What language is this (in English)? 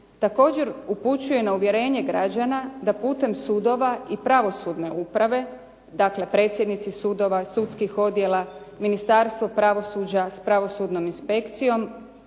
Croatian